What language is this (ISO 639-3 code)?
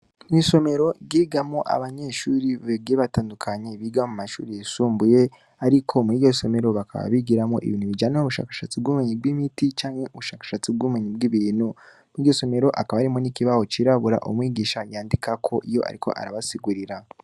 run